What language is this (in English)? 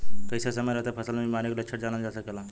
Bhojpuri